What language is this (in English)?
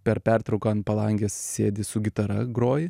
Lithuanian